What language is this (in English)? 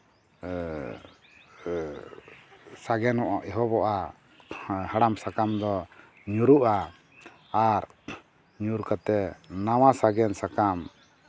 Santali